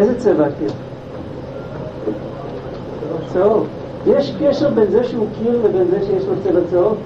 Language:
Hebrew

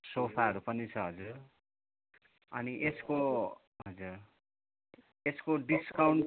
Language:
Nepali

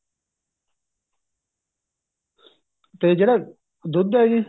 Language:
Punjabi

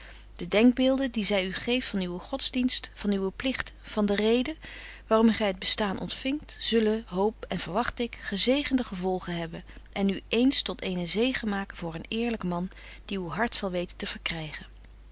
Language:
Dutch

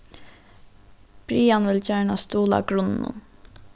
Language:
Faroese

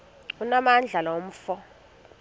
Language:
Xhosa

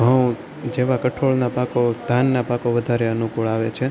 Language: Gujarati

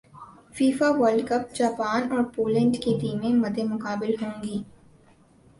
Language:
Urdu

